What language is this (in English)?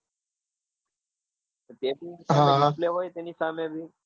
Gujarati